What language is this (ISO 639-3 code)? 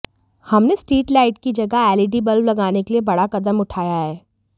hin